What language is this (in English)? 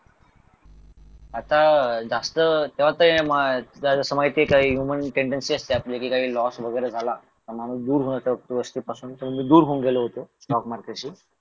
Marathi